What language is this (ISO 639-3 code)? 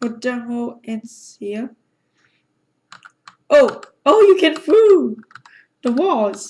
eng